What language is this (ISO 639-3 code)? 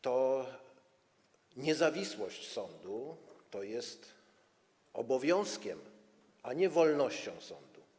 pol